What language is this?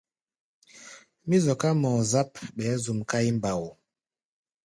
Gbaya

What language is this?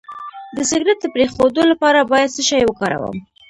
Pashto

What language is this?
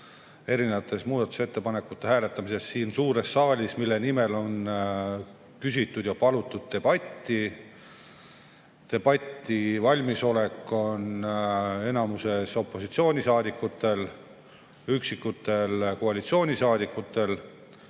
Estonian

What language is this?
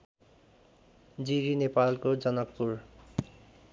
Nepali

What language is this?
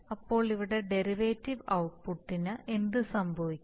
Malayalam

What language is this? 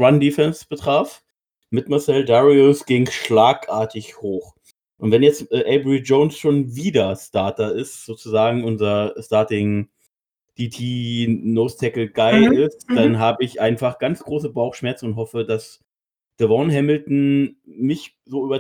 German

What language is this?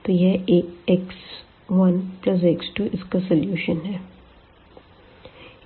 Hindi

